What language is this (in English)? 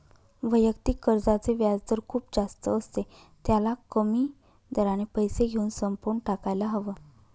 Marathi